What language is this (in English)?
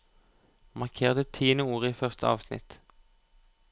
Norwegian